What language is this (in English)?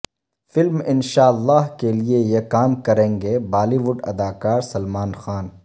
Urdu